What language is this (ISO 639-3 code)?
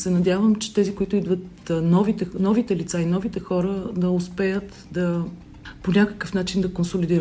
bul